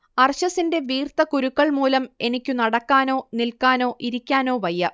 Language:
Malayalam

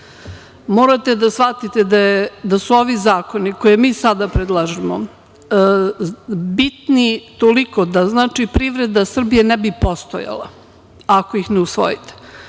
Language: Serbian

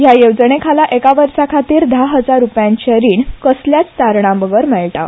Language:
Konkani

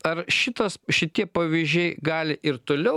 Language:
Lithuanian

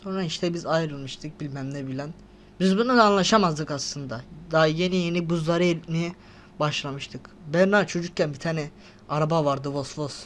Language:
Turkish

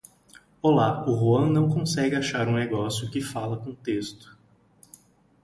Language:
Portuguese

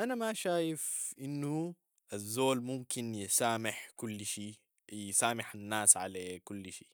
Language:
Sudanese Arabic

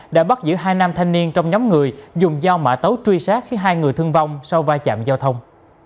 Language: Vietnamese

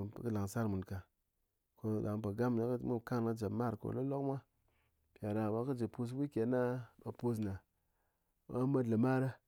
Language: Ngas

